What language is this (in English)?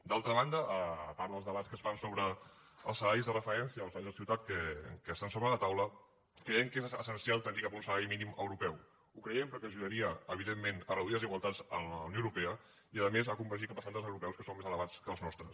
Catalan